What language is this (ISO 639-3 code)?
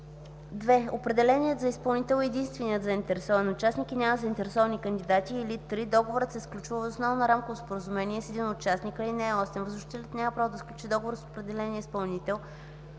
bul